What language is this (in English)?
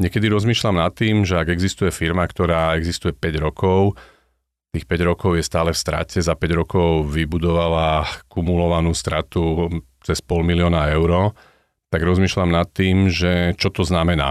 Slovak